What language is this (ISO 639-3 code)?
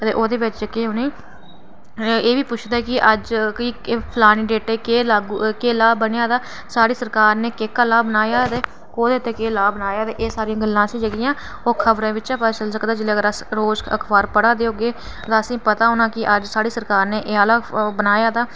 doi